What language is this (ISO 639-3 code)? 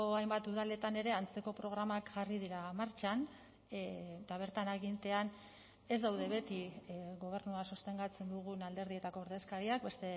eus